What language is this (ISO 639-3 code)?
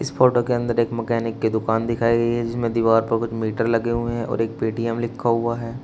hin